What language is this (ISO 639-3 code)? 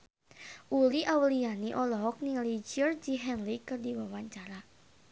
sun